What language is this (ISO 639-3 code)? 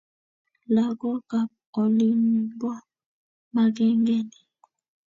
kln